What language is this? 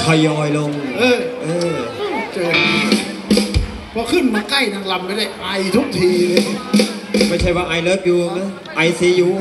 Thai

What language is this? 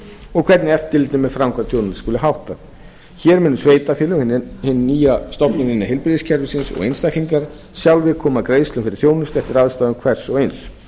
Icelandic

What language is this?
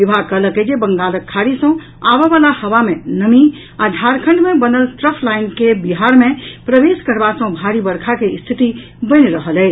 Maithili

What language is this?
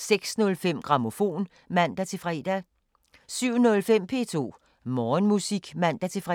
Danish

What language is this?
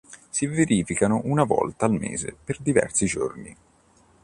Italian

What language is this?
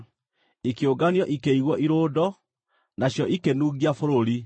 Kikuyu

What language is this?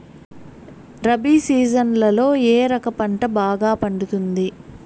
Telugu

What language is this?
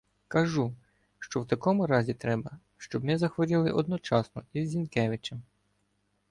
Ukrainian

